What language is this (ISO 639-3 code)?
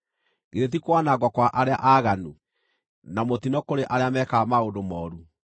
kik